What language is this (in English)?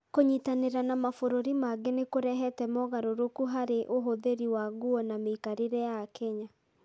Kikuyu